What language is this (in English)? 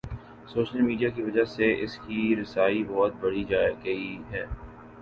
Urdu